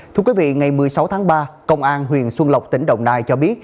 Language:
Vietnamese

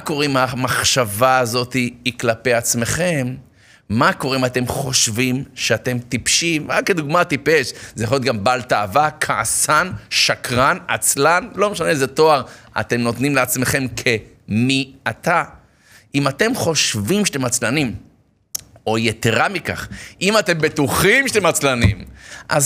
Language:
Hebrew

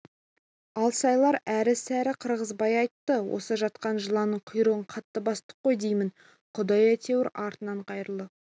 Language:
Kazakh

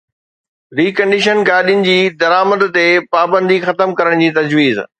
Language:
Sindhi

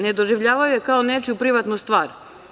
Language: Serbian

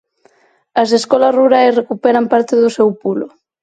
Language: Galician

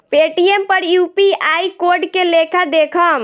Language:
Bhojpuri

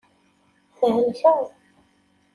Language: Kabyle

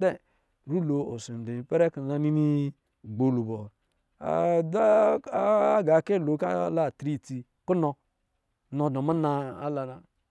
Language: Lijili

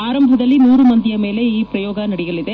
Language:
Kannada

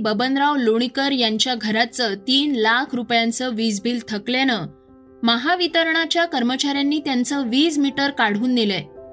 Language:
Marathi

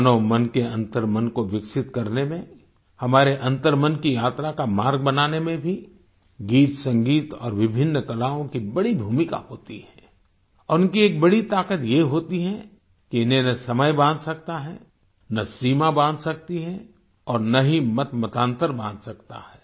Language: Hindi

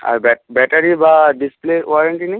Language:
Bangla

